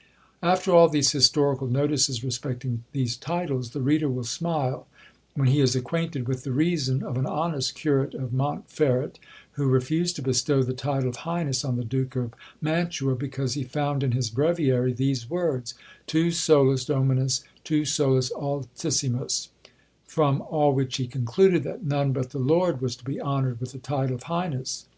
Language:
English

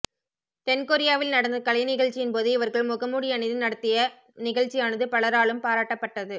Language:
Tamil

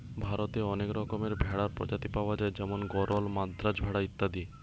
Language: Bangla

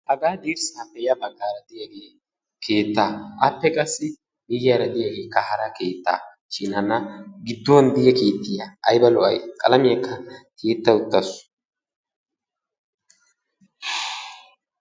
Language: Wolaytta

